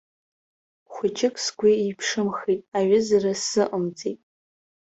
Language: Abkhazian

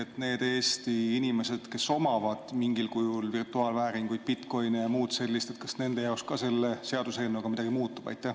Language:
Estonian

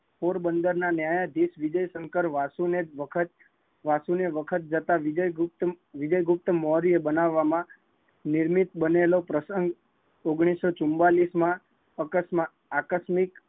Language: Gujarati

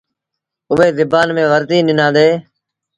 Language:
Sindhi Bhil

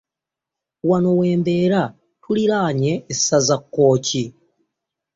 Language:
Ganda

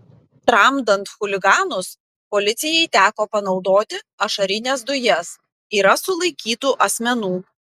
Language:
Lithuanian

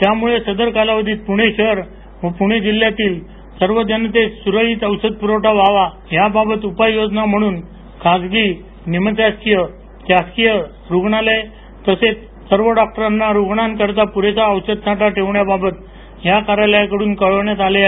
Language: Marathi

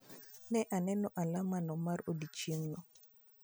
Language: Luo (Kenya and Tanzania)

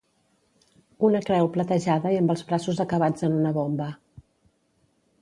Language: Catalan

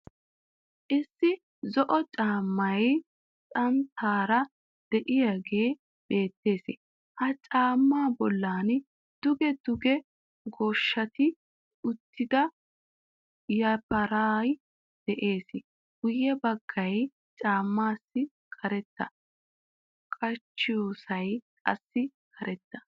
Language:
Wolaytta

